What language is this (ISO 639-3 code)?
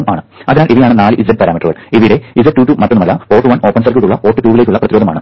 mal